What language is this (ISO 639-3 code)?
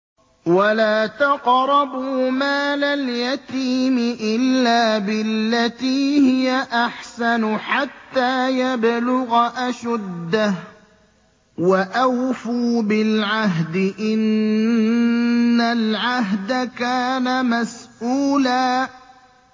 ara